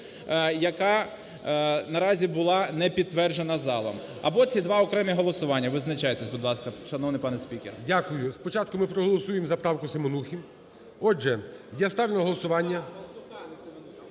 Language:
Ukrainian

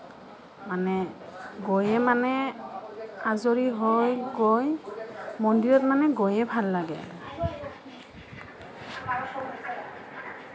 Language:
Assamese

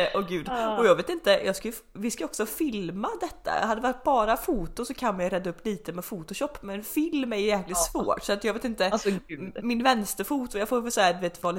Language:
Swedish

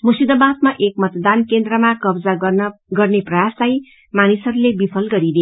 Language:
Nepali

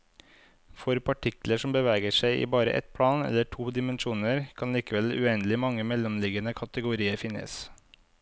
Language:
Norwegian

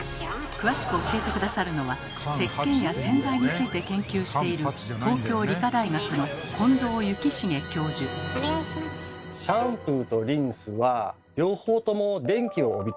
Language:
Japanese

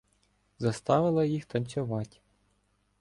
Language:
Ukrainian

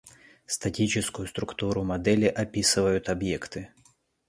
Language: Russian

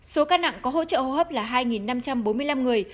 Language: Vietnamese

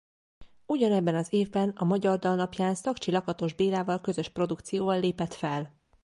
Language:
Hungarian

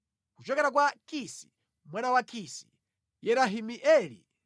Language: Nyanja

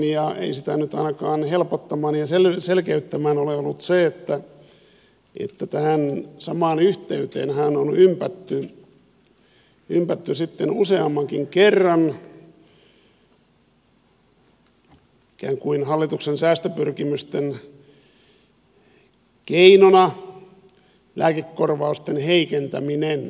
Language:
Finnish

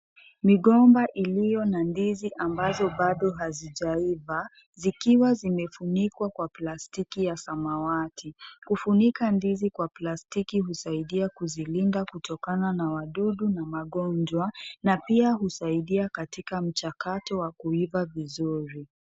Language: Swahili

